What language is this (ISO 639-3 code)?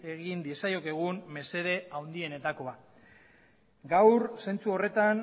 eus